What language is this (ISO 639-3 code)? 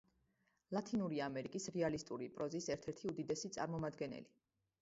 kat